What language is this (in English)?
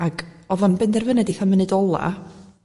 Welsh